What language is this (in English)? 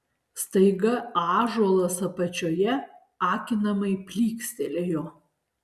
Lithuanian